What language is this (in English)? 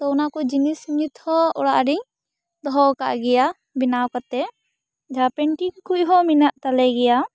Santali